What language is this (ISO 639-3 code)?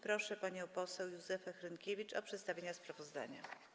pol